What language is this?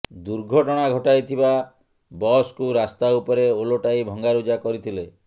Odia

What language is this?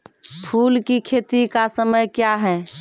Maithili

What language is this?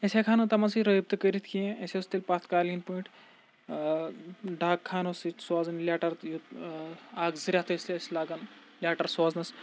Kashmiri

